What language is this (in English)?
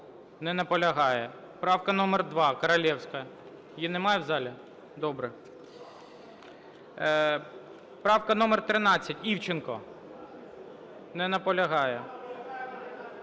Ukrainian